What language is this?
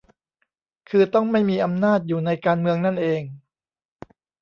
Thai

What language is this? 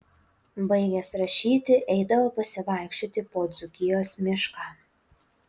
Lithuanian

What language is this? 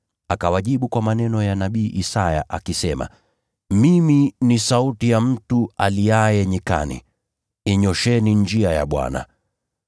Swahili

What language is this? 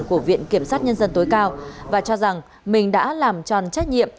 Vietnamese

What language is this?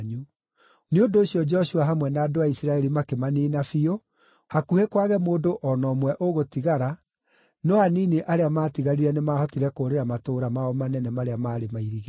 Kikuyu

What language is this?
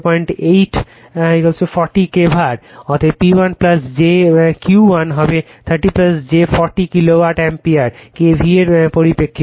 Bangla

